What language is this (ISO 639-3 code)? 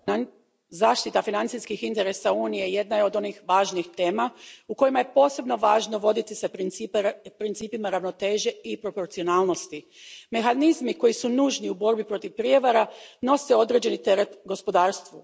hrv